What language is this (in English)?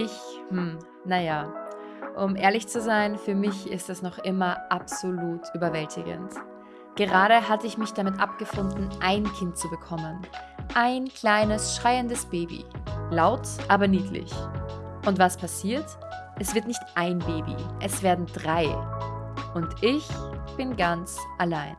German